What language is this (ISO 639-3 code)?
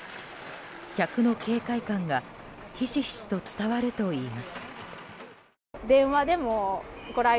jpn